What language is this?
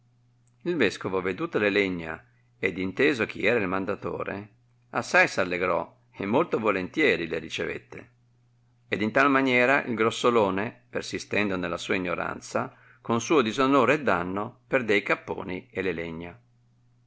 Italian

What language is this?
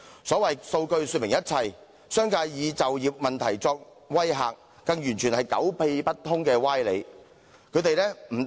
Cantonese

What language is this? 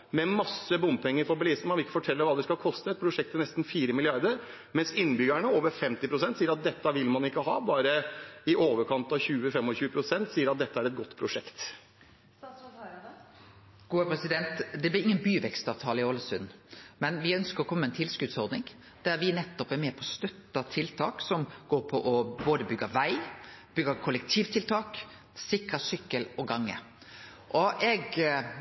Norwegian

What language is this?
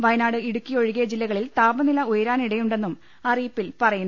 Malayalam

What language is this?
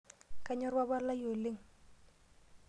Masai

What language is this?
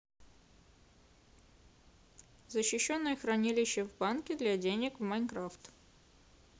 Russian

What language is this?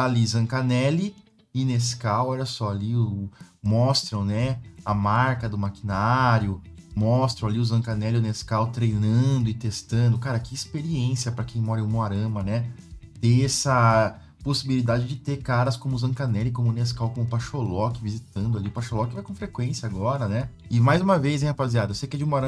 Portuguese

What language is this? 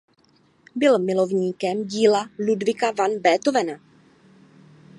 Czech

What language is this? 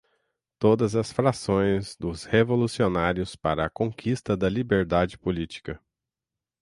Portuguese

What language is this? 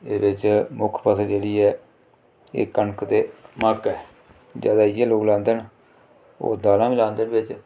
Dogri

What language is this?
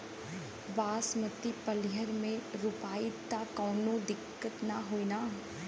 Bhojpuri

